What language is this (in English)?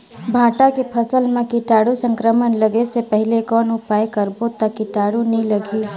Chhattisgarhi